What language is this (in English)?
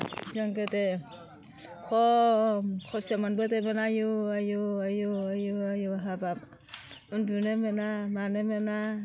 Bodo